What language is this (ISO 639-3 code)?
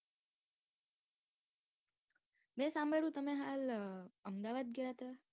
guj